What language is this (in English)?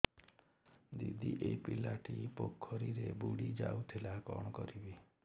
Odia